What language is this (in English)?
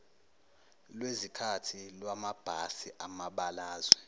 Zulu